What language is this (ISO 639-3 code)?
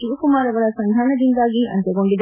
kan